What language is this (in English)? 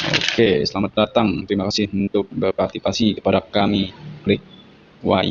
Indonesian